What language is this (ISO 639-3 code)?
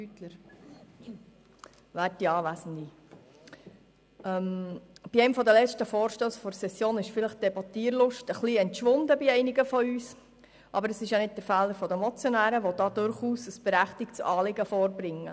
gsw